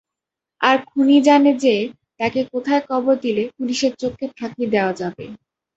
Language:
Bangla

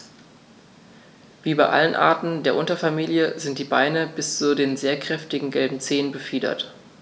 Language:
German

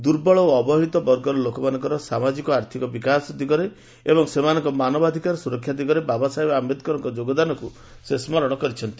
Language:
Odia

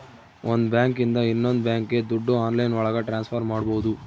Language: Kannada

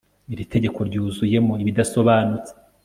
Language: Kinyarwanda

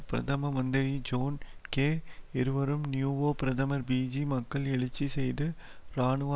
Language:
Tamil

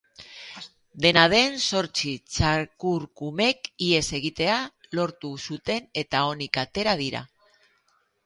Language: Basque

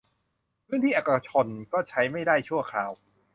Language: Thai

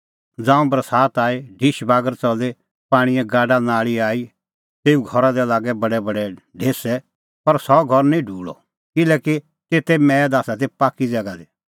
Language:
Kullu Pahari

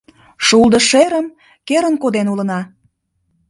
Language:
Mari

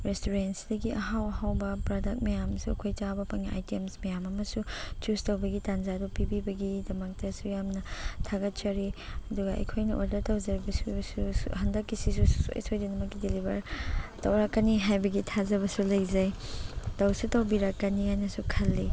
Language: Manipuri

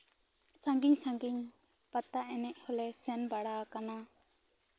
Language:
Santali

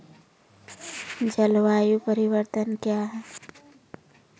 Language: Maithili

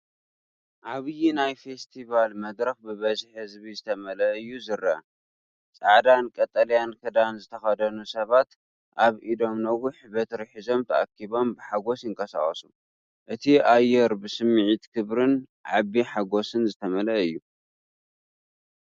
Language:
Tigrinya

